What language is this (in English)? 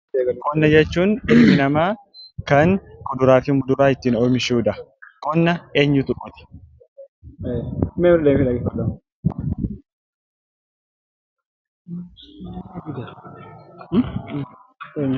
Oromo